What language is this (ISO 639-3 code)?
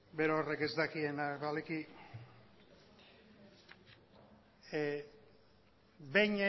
eus